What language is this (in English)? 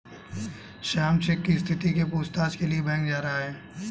Hindi